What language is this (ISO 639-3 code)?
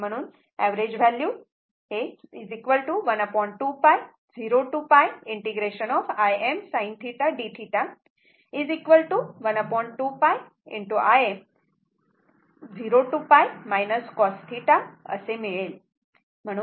mar